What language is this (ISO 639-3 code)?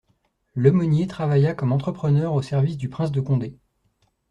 fra